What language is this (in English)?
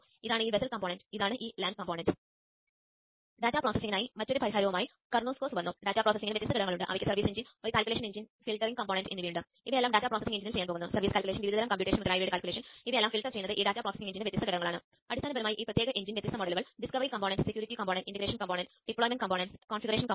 Malayalam